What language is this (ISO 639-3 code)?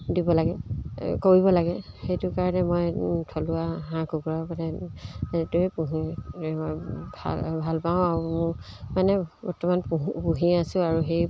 asm